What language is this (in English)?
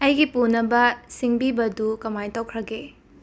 Manipuri